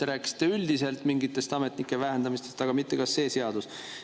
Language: Estonian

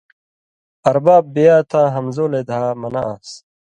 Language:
Indus Kohistani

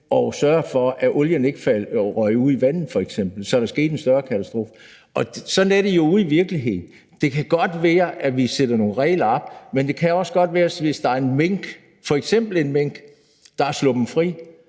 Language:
Danish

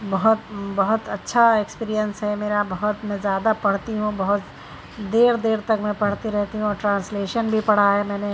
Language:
Urdu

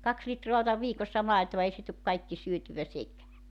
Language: Finnish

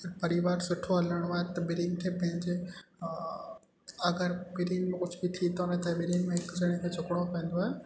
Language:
Sindhi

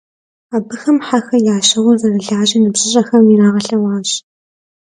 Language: Kabardian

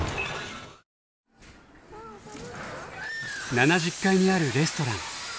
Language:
Japanese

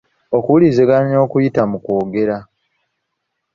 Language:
Ganda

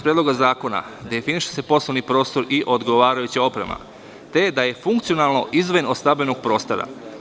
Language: Serbian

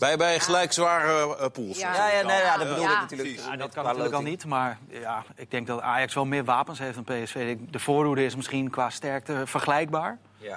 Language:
Dutch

